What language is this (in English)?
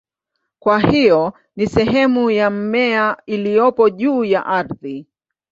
Swahili